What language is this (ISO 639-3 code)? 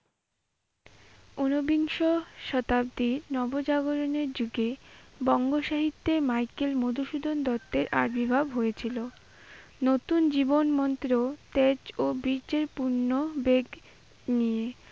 ben